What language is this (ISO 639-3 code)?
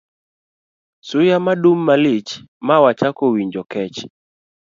luo